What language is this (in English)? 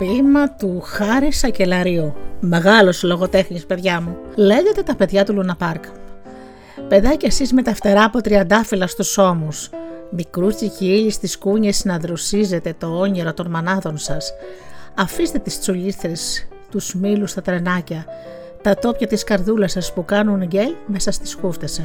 Greek